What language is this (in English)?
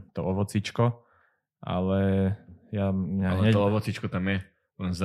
Slovak